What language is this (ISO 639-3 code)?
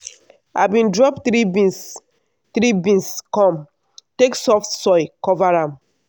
pcm